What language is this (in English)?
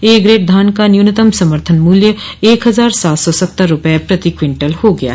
Hindi